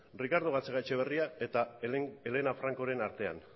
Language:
Basque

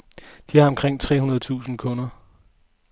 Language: Danish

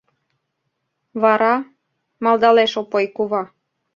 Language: Mari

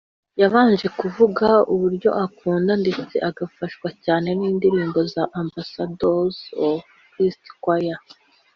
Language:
Kinyarwanda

